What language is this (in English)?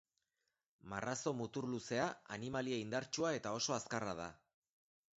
Basque